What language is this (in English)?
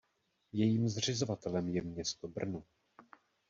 Czech